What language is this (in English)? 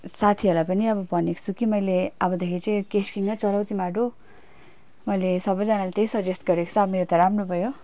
Nepali